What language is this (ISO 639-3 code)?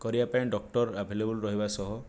ori